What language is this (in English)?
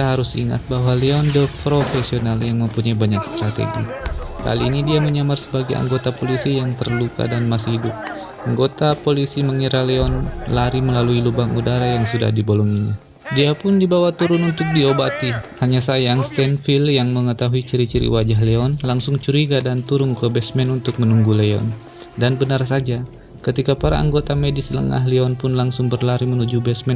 Indonesian